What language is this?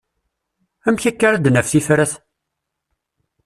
Kabyle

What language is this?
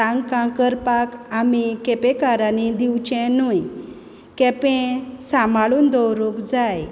Konkani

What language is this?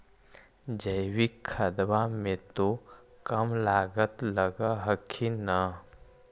Magahi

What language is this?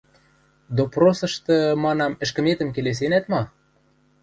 Western Mari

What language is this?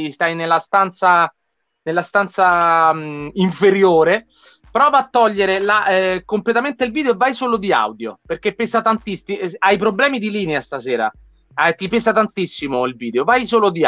Italian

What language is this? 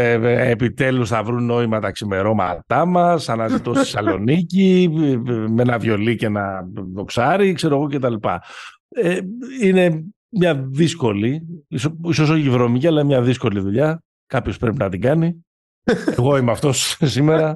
Greek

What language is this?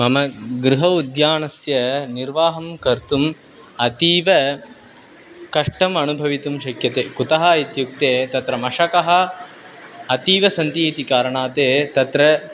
Sanskrit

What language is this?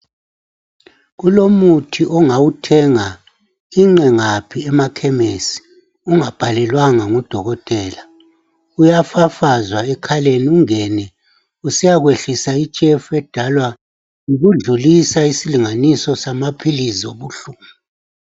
North Ndebele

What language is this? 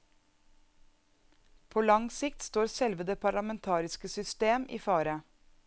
Norwegian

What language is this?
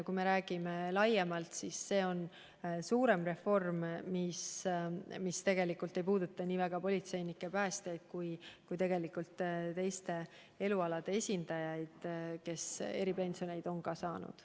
Estonian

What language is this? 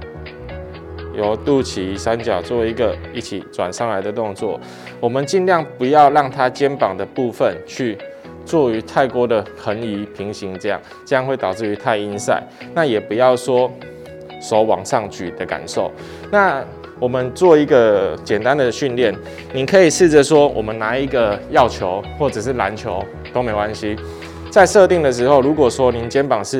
Chinese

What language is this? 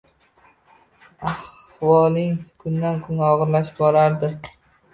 Uzbek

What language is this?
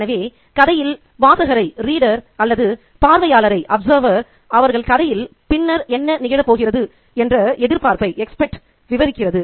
Tamil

